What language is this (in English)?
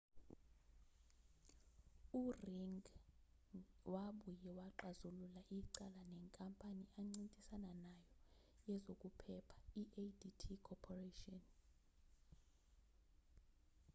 Zulu